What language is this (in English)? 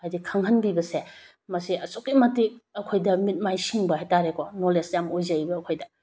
Manipuri